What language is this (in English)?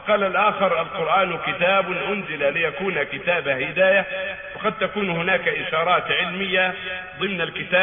Arabic